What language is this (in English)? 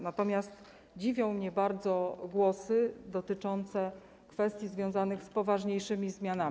Polish